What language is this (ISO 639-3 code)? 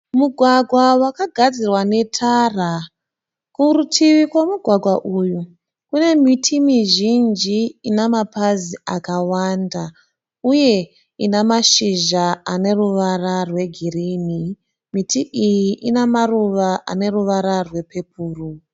sna